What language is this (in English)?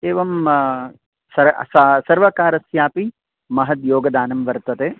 Sanskrit